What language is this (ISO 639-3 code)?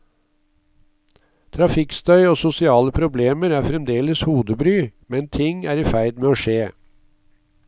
nor